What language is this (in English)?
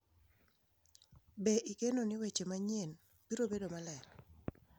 Luo (Kenya and Tanzania)